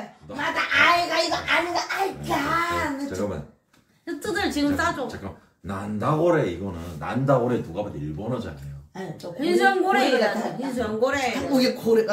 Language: Korean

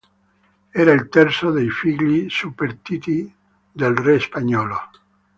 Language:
Italian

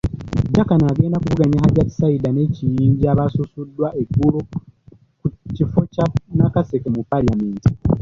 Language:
Ganda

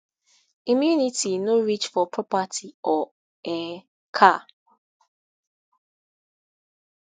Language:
Nigerian Pidgin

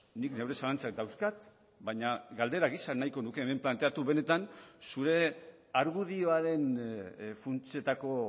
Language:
Basque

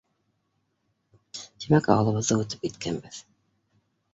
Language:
Bashkir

